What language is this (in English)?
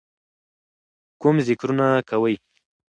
Pashto